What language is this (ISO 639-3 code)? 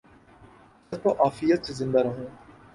urd